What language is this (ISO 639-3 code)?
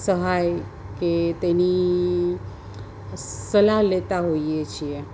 guj